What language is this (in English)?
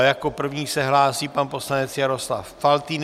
Czech